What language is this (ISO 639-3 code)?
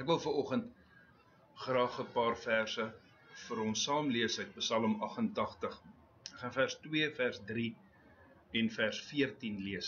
nld